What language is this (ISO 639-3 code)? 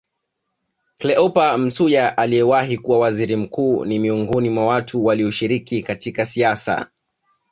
swa